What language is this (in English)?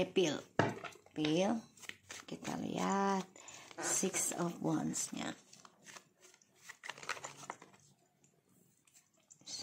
Indonesian